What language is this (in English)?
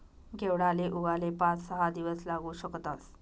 Marathi